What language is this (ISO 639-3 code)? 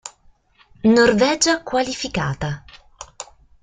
ita